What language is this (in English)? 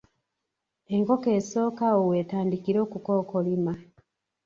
Ganda